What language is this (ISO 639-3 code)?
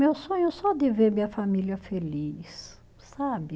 por